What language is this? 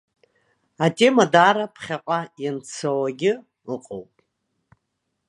Abkhazian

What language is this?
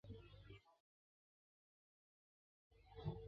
Chinese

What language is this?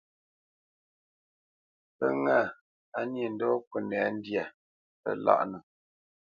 Bamenyam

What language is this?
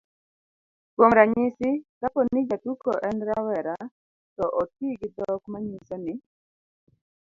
Luo (Kenya and Tanzania)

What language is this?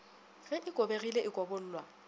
Northern Sotho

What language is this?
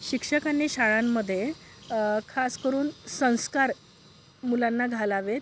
Marathi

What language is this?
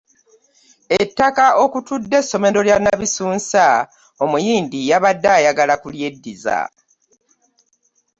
Ganda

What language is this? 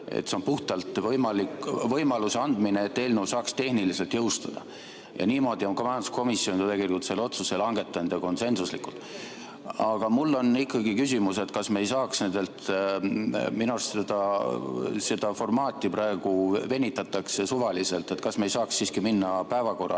Estonian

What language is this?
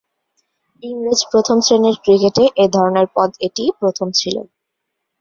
Bangla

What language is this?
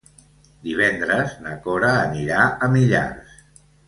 Catalan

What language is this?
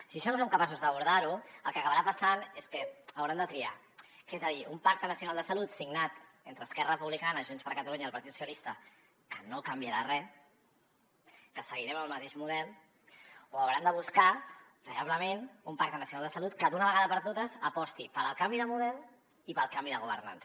Catalan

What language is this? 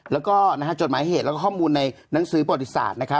Thai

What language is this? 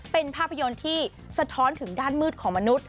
Thai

